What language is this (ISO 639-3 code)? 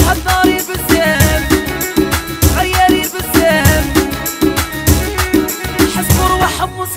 tha